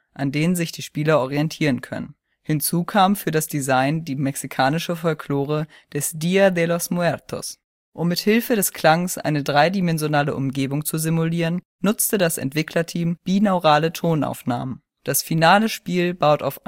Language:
German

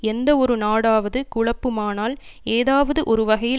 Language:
Tamil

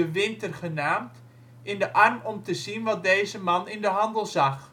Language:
Dutch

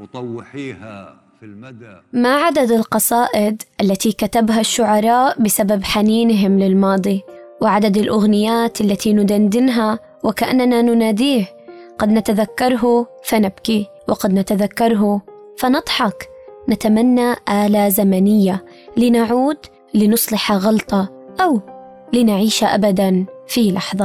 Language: Arabic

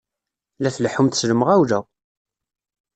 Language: Kabyle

